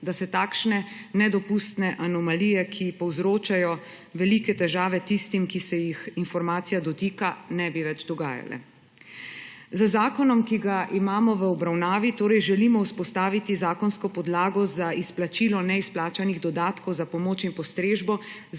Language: Slovenian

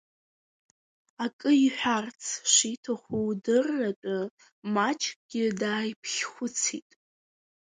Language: Abkhazian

